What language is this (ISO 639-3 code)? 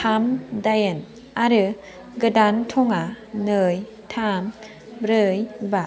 brx